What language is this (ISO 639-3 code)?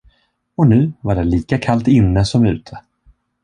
swe